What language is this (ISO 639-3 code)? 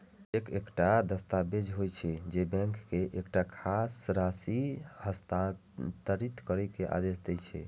mai